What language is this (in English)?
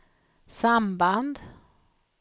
Swedish